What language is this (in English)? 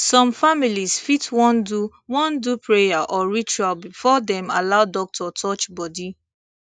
Nigerian Pidgin